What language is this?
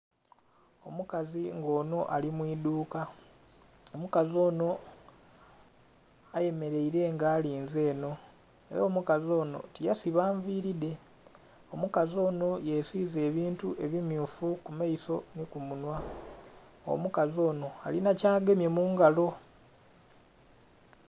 Soga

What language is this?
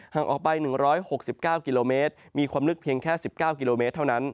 Thai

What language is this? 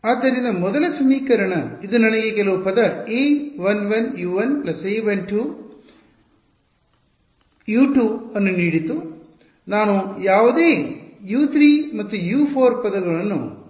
Kannada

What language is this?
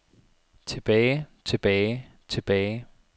Danish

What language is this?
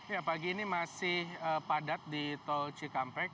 Indonesian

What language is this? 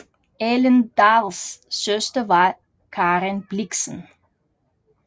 Danish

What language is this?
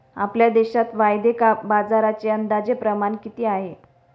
Marathi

